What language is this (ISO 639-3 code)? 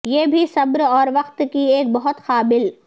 urd